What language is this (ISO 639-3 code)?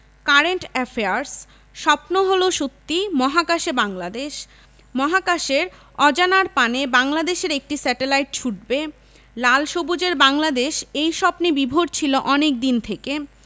ben